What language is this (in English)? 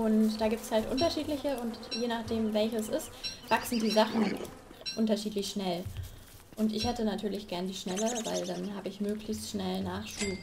German